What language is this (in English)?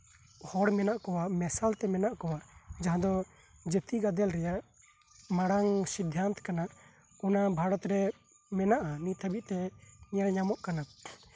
Santali